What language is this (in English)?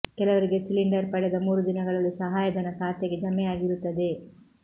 Kannada